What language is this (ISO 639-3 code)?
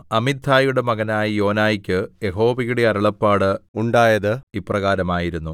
mal